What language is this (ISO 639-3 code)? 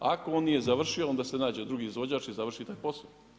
hrv